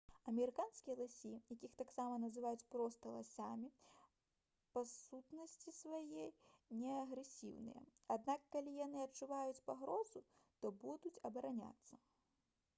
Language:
Belarusian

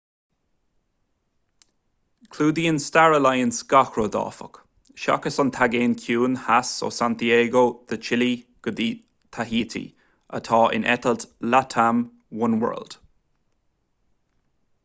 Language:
Irish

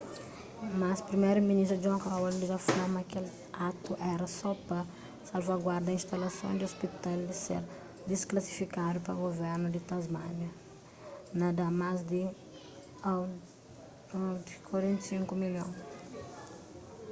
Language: Kabuverdianu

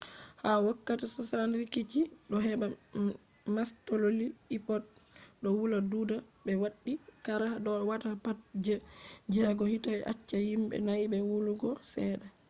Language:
Fula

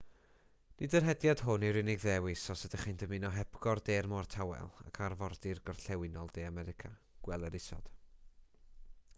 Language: Welsh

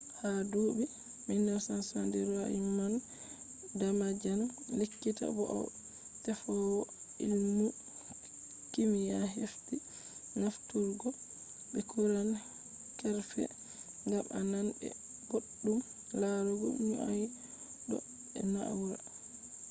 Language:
Fula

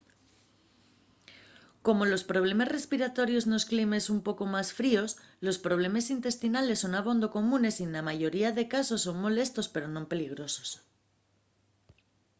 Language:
Asturian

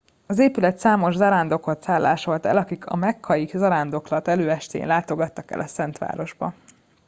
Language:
Hungarian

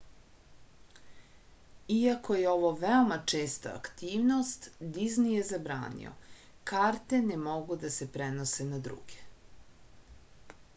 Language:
Serbian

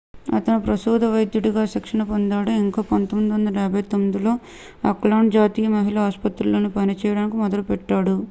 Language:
Telugu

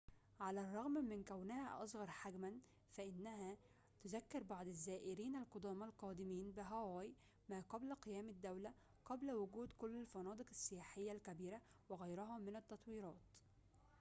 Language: Arabic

